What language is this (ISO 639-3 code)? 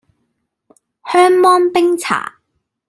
yue